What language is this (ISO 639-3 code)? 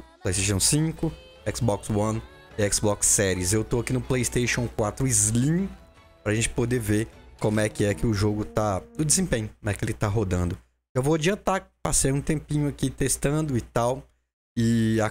por